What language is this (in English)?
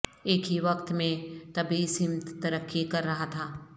Urdu